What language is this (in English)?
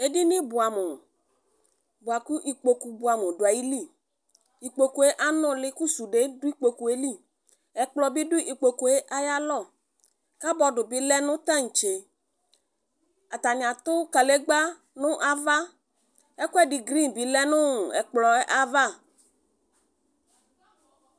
Ikposo